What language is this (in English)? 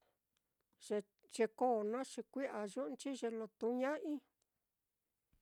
Mitlatongo Mixtec